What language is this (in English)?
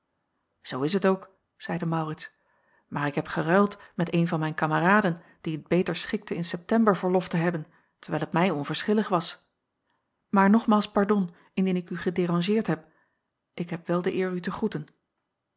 Dutch